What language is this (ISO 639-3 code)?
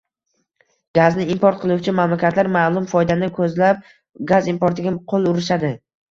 uzb